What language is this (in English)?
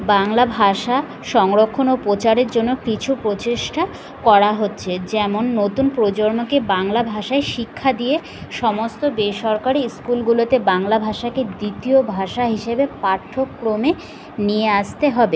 Bangla